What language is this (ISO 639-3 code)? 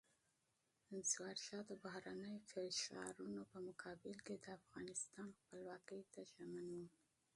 pus